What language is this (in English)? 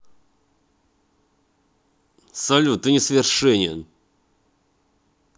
Russian